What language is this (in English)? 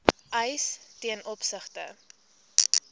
Afrikaans